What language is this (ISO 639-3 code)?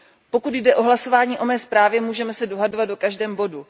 ces